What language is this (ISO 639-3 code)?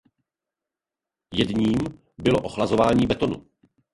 ces